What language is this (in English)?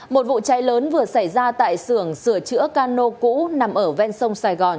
Vietnamese